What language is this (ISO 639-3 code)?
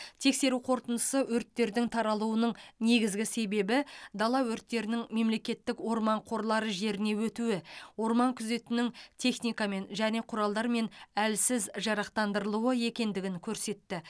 kaz